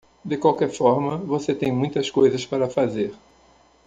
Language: Portuguese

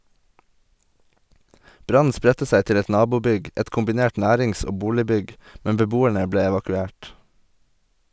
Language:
Norwegian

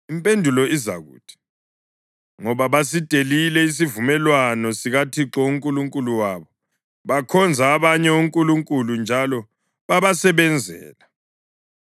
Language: North Ndebele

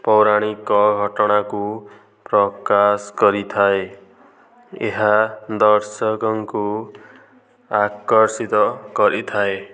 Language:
Odia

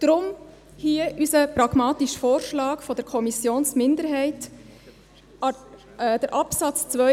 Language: Swiss German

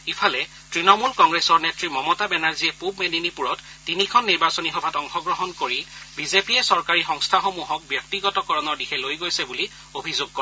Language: Assamese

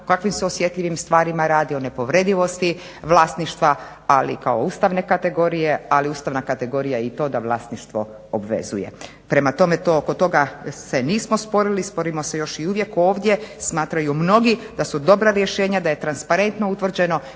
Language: Croatian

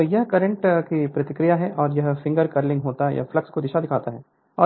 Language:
Hindi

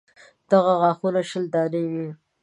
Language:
Pashto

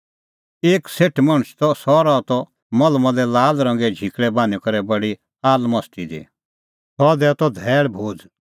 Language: Kullu Pahari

